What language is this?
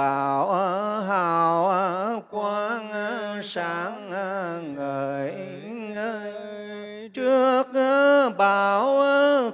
Vietnamese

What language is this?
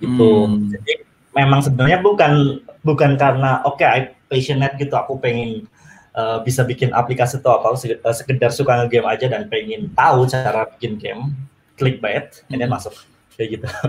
Indonesian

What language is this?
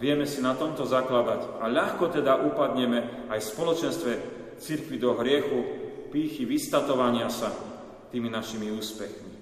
Slovak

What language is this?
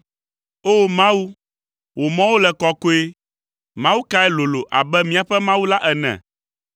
Ewe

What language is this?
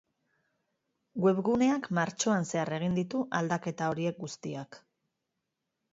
Basque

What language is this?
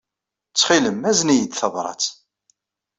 Kabyle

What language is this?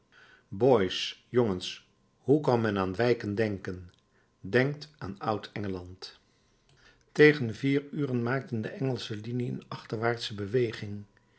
Dutch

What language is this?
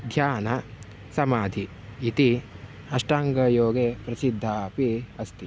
Sanskrit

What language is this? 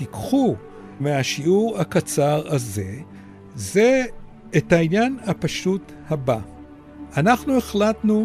Hebrew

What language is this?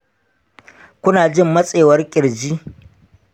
Hausa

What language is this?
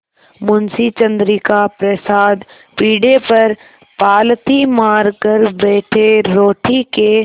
Hindi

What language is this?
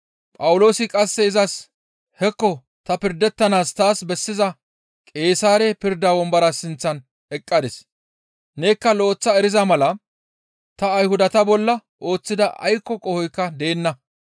Gamo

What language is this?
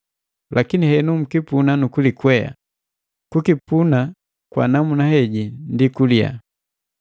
Matengo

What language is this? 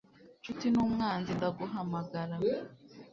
Kinyarwanda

